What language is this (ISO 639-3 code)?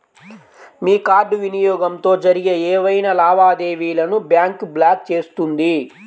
tel